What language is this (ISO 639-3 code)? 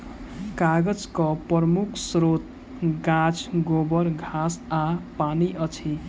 mai